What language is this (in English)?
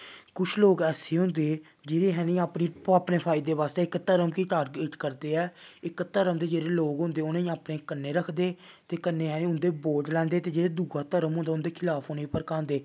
Dogri